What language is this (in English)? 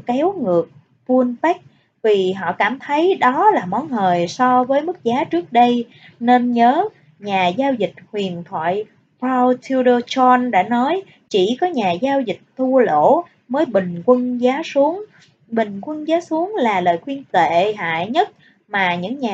Vietnamese